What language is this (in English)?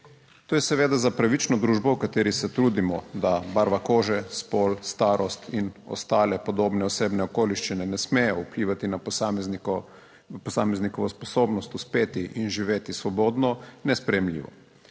Slovenian